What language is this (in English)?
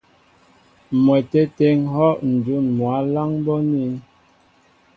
Mbo (Cameroon)